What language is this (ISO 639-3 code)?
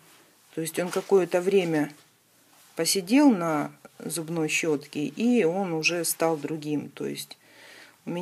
rus